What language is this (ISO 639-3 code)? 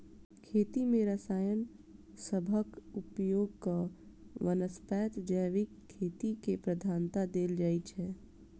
mai